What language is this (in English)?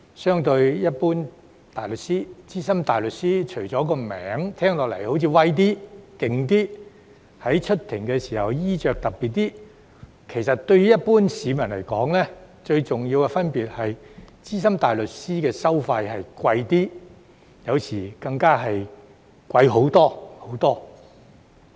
Cantonese